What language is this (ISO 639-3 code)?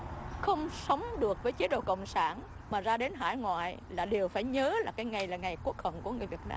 vie